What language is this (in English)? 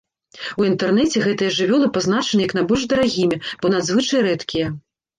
Belarusian